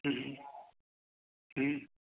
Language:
Manipuri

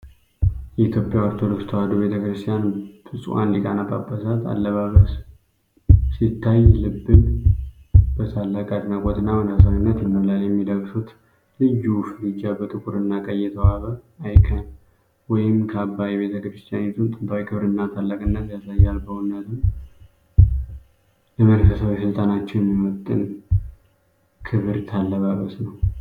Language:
Amharic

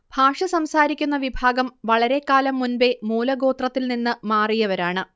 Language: Malayalam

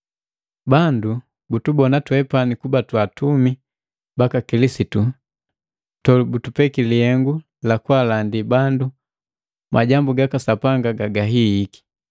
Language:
Matengo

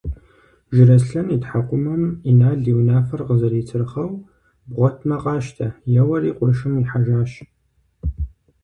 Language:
Kabardian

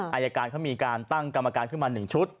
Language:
Thai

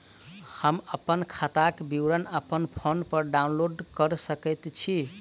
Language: Maithili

